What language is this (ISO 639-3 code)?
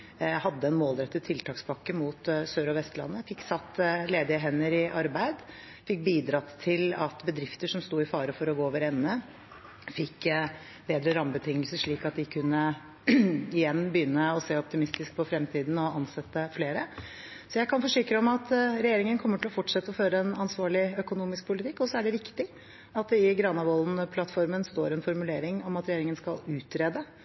nob